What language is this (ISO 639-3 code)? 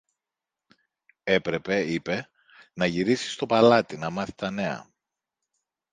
ell